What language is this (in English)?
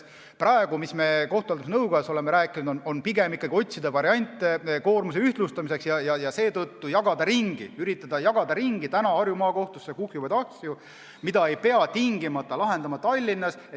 Estonian